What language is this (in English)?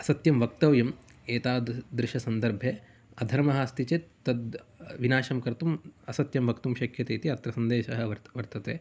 Sanskrit